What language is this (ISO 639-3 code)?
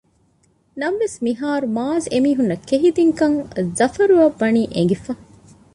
div